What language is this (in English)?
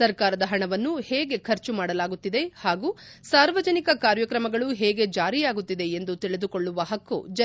Kannada